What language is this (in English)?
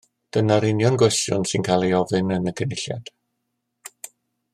Welsh